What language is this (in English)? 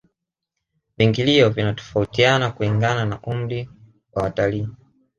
Swahili